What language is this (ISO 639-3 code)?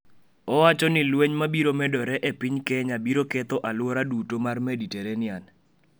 luo